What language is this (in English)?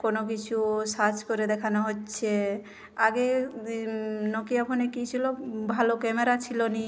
Bangla